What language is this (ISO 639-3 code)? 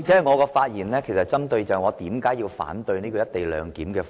yue